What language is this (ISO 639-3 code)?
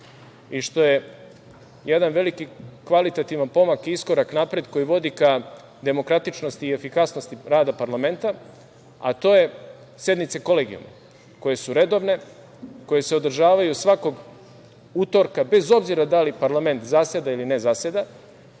srp